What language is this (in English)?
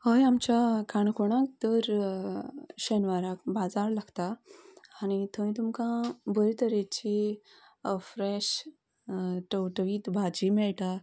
Konkani